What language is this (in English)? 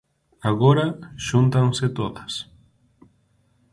Galician